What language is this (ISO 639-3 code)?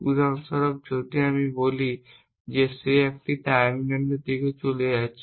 ben